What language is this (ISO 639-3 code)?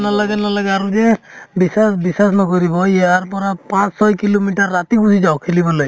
asm